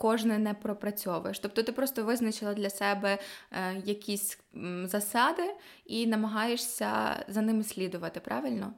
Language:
Ukrainian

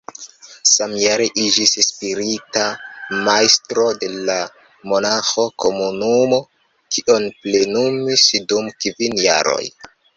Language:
Esperanto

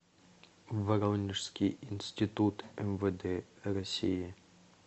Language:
Russian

